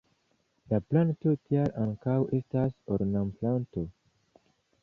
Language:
Esperanto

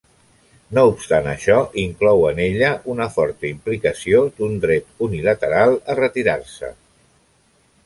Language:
Catalan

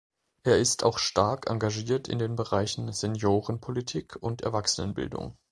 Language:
German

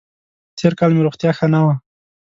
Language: Pashto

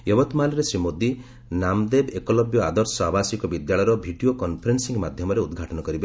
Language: Odia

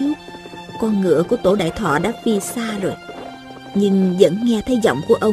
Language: Vietnamese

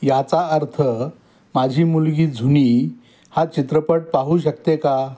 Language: Marathi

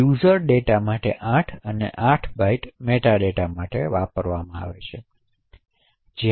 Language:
Gujarati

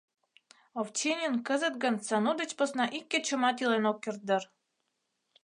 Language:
Mari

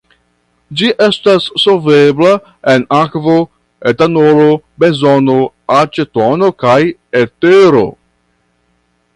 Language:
Esperanto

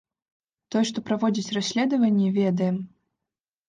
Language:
Belarusian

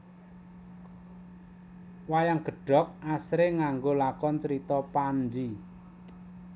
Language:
Javanese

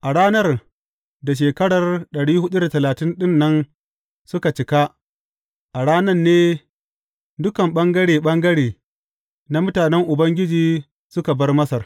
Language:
Hausa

